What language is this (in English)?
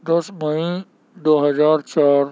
Urdu